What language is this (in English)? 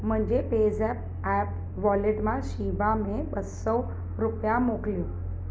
Sindhi